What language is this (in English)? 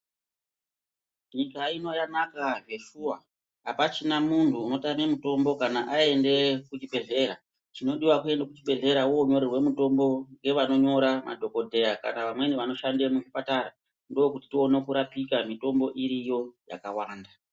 Ndau